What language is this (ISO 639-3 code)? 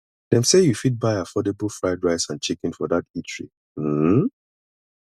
pcm